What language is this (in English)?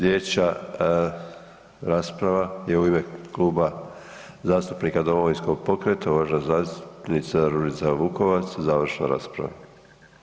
Croatian